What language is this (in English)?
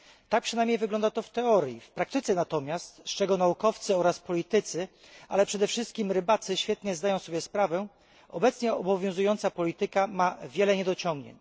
Polish